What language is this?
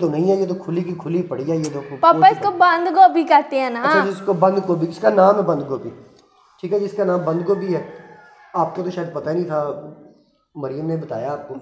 Hindi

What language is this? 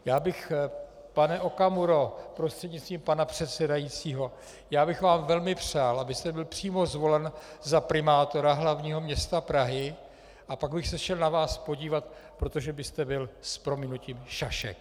Czech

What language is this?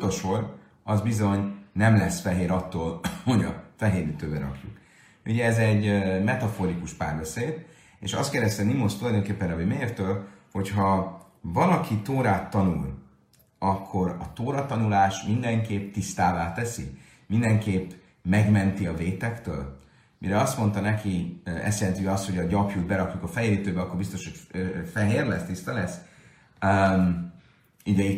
Hungarian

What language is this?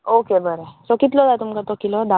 Konkani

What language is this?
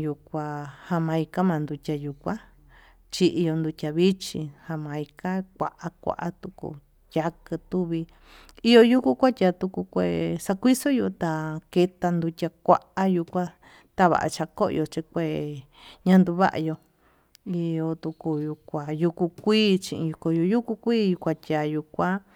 Tututepec Mixtec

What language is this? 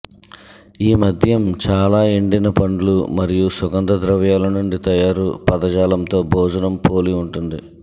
Telugu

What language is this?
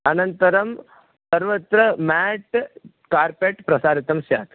Sanskrit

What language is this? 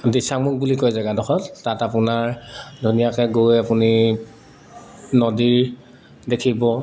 Assamese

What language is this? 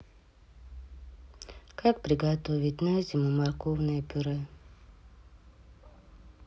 Russian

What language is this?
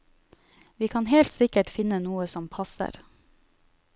Norwegian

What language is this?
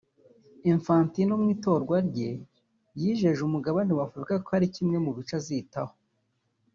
Kinyarwanda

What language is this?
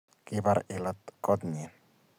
Kalenjin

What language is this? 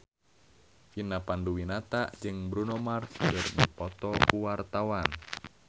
Sundanese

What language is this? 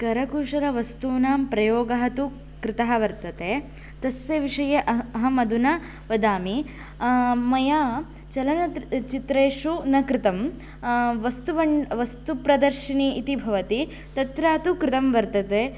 Sanskrit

